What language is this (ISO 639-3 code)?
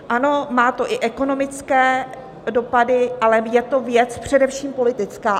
ces